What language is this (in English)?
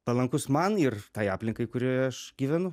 Lithuanian